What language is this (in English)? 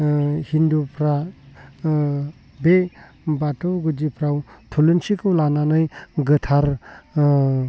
Bodo